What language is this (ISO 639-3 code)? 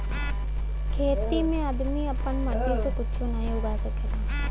bho